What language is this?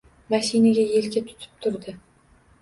Uzbek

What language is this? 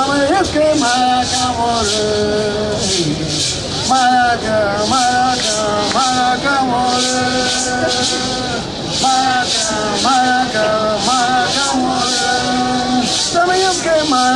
Dutch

